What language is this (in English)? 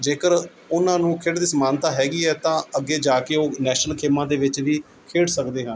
Punjabi